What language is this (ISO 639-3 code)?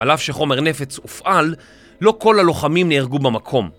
heb